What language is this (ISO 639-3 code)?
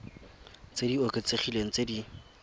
tsn